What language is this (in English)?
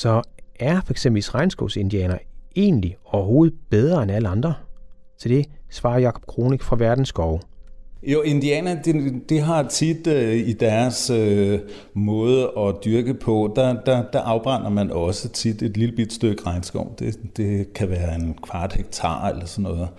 Danish